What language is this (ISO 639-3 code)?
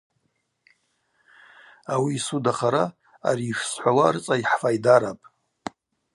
abq